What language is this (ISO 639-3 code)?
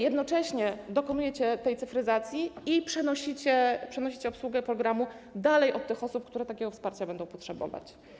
pol